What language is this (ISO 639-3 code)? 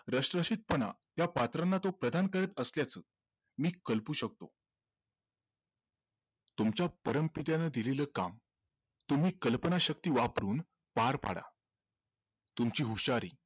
mar